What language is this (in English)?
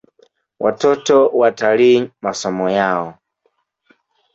Swahili